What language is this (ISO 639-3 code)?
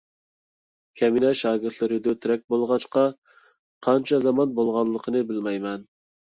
uig